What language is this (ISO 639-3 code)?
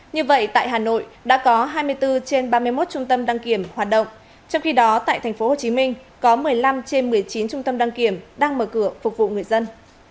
vie